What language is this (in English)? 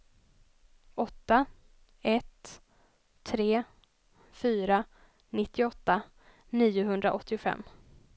Swedish